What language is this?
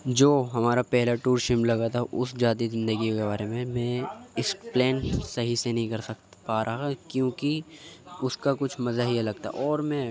Urdu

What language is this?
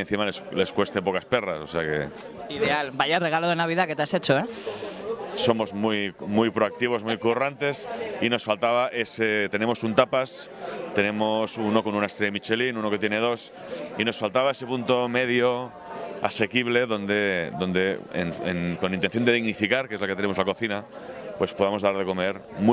Spanish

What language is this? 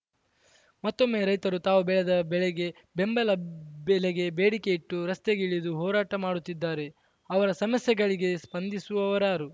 Kannada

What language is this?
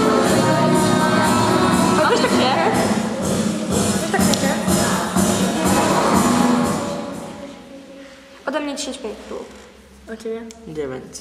Polish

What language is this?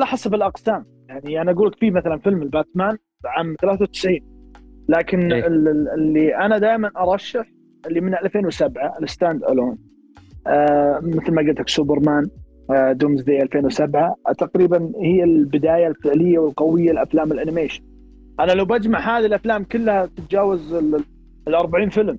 Arabic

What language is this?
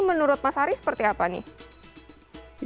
Indonesian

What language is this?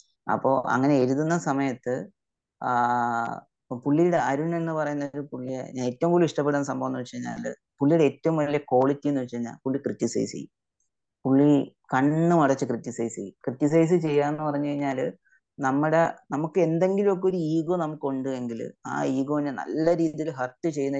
Malayalam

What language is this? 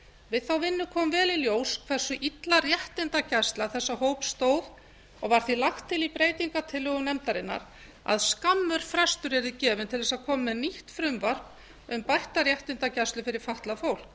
Icelandic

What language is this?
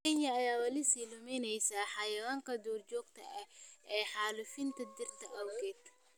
Somali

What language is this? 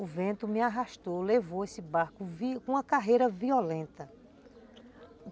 Portuguese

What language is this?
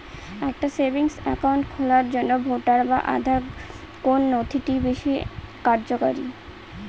Bangla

